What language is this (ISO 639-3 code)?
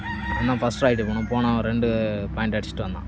tam